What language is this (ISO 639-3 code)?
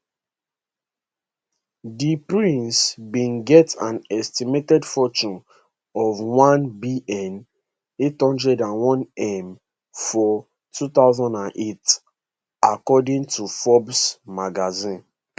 pcm